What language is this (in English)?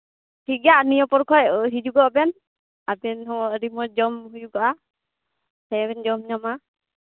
Santali